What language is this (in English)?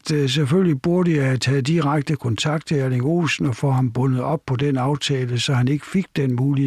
Danish